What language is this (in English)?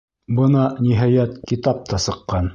Bashkir